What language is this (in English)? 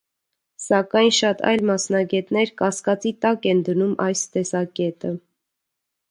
Armenian